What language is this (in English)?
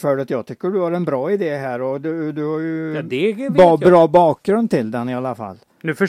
Swedish